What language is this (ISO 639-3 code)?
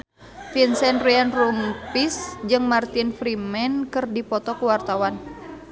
sun